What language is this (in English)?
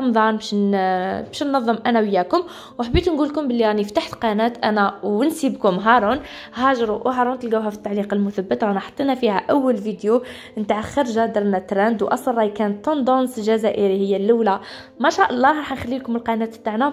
Arabic